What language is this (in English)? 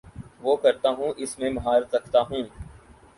Urdu